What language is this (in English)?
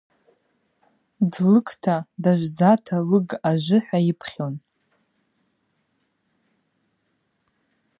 Abaza